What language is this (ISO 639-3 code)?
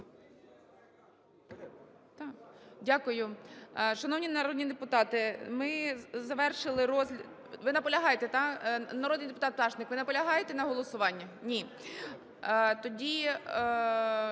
ukr